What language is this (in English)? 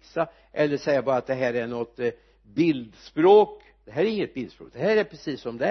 Swedish